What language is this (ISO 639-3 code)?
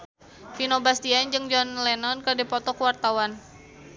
sun